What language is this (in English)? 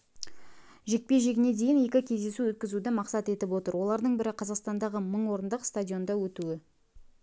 Kazakh